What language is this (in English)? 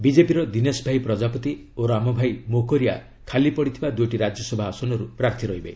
Odia